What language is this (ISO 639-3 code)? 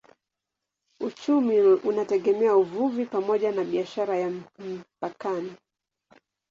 swa